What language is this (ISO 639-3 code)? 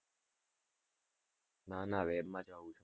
guj